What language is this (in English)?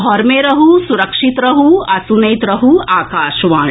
Maithili